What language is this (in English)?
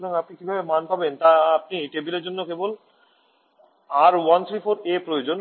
Bangla